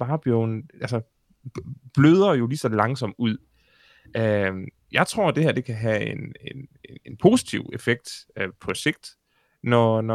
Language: Danish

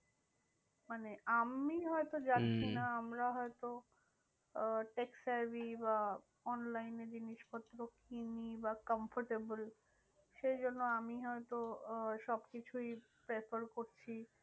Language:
Bangla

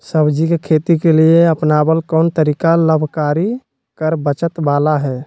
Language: Magahi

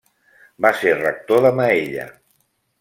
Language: Catalan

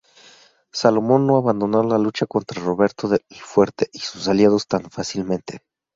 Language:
Spanish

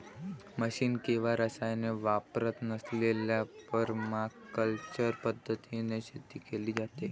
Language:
Marathi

